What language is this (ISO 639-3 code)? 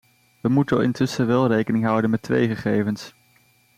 nld